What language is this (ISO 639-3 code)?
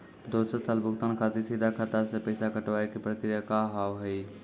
mai